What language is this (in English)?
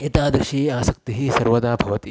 Sanskrit